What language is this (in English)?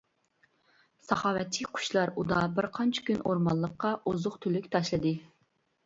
Uyghur